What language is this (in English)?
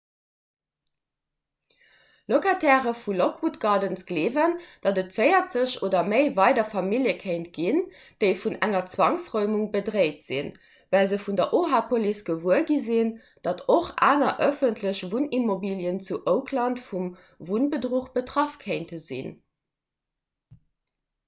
Luxembourgish